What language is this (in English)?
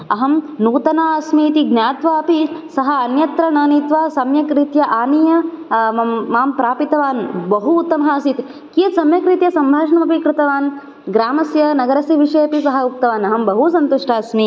Sanskrit